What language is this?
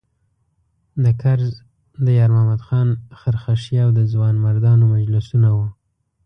Pashto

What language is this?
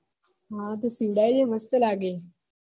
Gujarati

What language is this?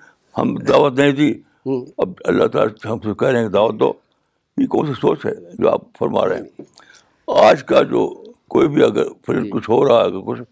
Urdu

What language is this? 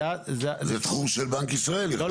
Hebrew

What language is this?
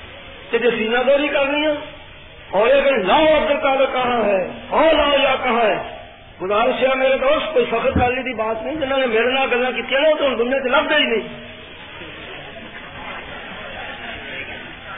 Urdu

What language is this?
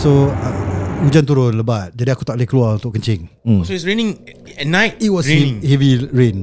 Malay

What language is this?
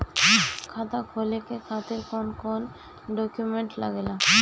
Bhojpuri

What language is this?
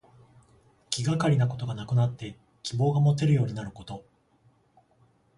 Japanese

